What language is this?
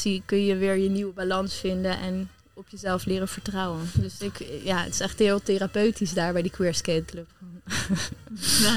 Dutch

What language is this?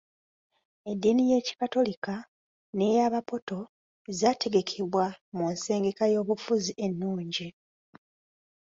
Ganda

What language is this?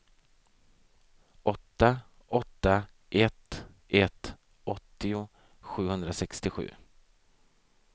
Swedish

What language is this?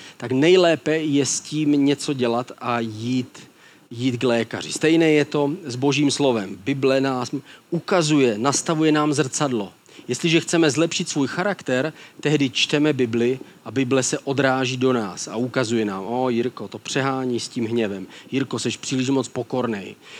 Czech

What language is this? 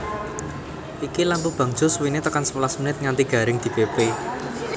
Javanese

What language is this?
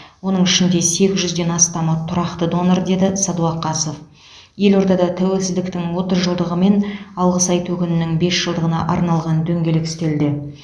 Kazakh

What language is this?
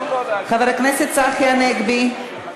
Hebrew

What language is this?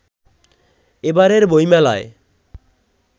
Bangla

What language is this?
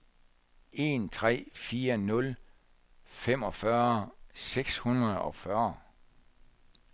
Danish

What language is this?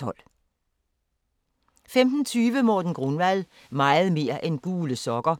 Danish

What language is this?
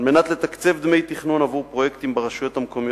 Hebrew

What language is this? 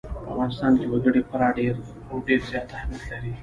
Pashto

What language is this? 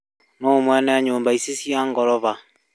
Kikuyu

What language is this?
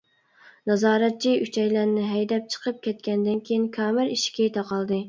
Uyghur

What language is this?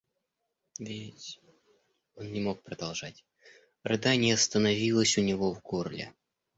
Russian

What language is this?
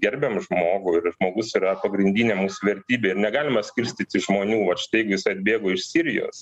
Lithuanian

